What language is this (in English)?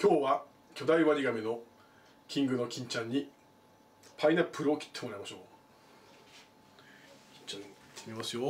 Japanese